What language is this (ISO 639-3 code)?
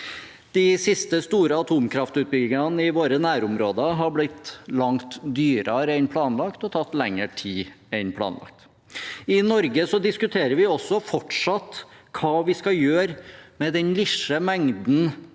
nor